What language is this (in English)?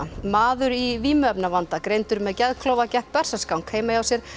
Icelandic